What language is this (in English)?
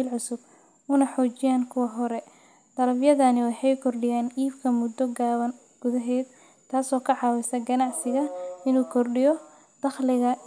Somali